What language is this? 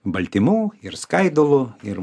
Lithuanian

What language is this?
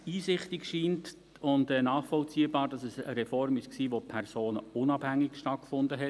Swiss German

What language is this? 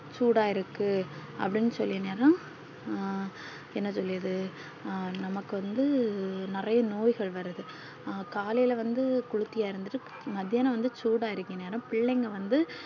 Tamil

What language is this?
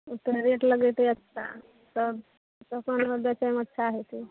Maithili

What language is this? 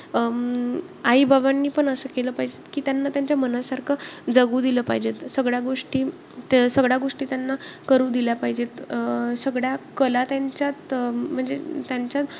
Marathi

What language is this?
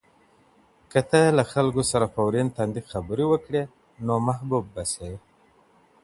Pashto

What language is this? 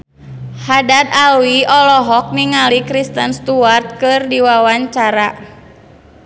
Sundanese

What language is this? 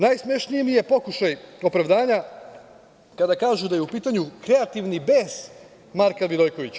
Serbian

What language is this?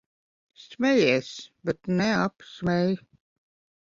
Latvian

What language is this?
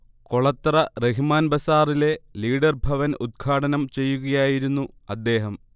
Malayalam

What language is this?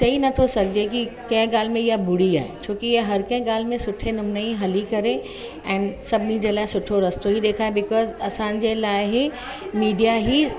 Sindhi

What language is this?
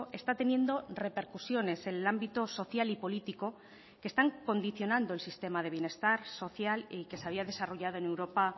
Spanish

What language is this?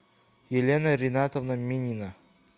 Russian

